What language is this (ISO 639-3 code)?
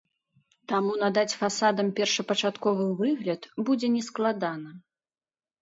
bel